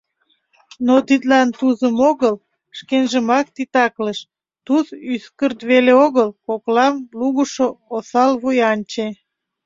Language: Mari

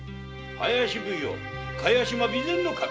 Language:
Japanese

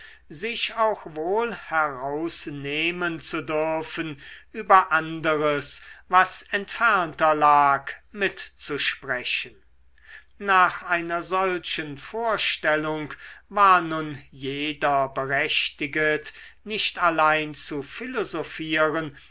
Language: German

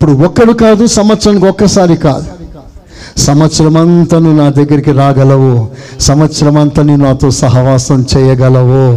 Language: Telugu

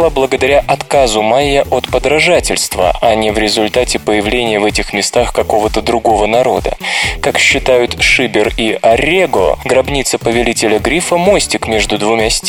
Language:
Russian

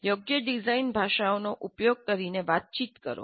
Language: Gujarati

